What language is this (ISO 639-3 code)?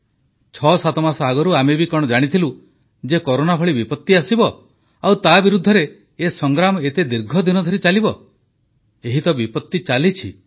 ori